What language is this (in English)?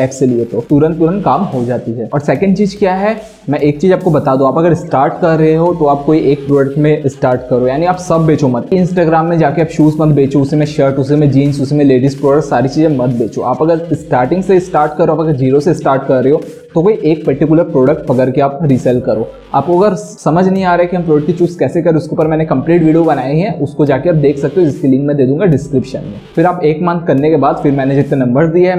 Hindi